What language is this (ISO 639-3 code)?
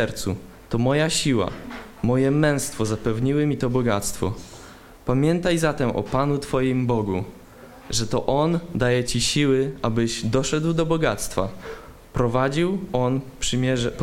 pol